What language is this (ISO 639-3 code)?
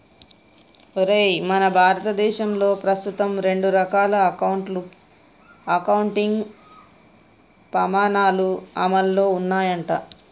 tel